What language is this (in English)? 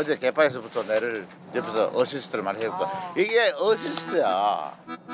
Korean